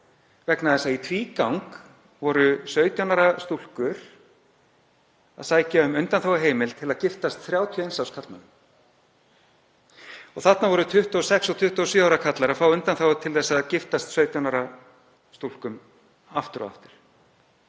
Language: Icelandic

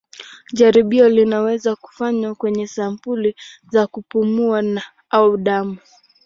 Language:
Swahili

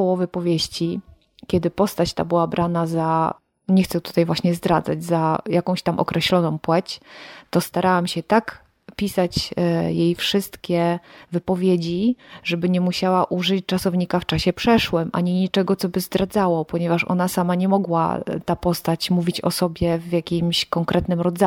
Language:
Polish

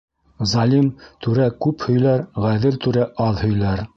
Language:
Bashkir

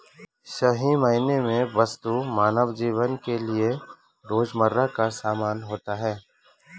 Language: Hindi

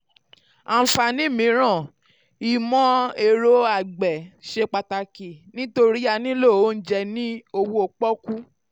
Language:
Yoruba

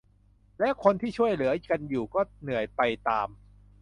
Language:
Thai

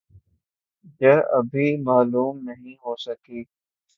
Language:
Urdu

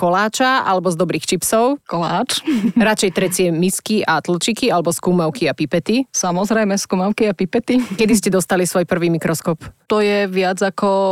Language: Slovak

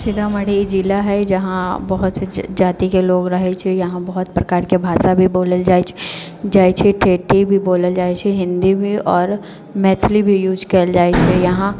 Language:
Maithili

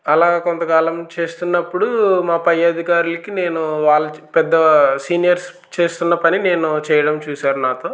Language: Telugu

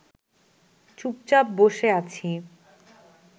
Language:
Bangla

